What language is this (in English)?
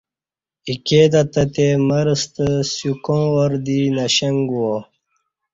Kati